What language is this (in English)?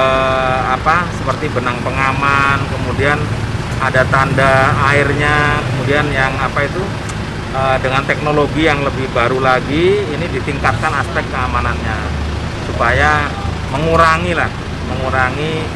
Indonesian